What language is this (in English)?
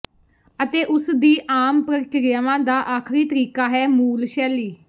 Punjabi